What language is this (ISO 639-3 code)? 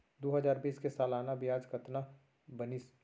hne